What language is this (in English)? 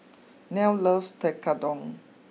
English